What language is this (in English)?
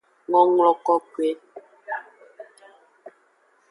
Aja (Benin)